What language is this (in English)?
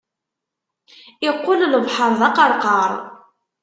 Kabyle